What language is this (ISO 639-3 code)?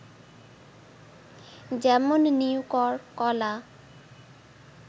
ben